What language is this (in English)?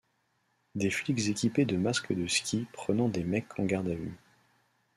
French